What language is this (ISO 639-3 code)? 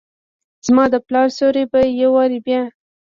pus